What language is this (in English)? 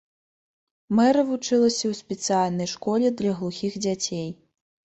Belarusian